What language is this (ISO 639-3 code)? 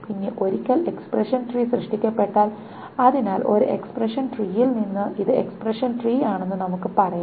mal